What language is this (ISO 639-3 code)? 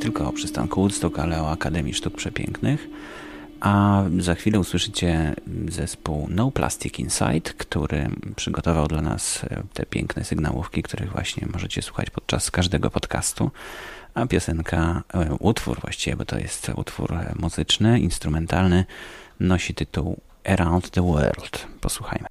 pol